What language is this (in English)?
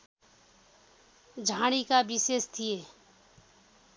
Nepali